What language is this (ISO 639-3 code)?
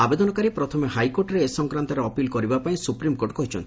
ori